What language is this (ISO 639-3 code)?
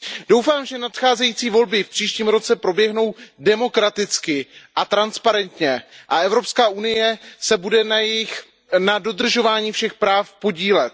ces